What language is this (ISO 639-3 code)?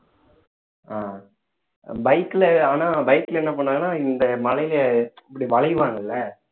tam